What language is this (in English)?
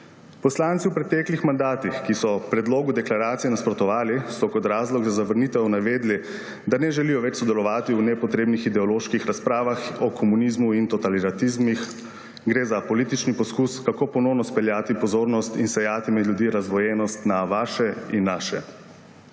Slovenian